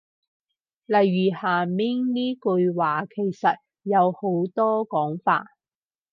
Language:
Cantonese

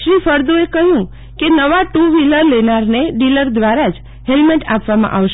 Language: Gujarati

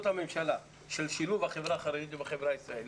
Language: Hebrew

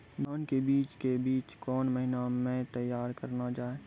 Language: Maithili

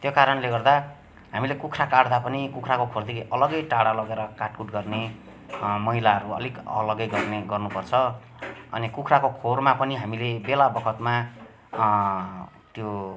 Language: Nepali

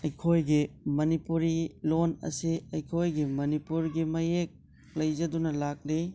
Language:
Manipuri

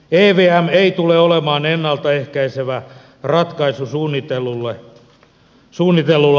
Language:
Finnish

